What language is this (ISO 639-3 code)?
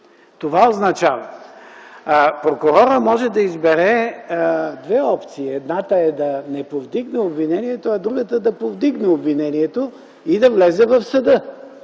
bul